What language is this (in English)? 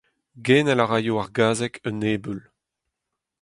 Breton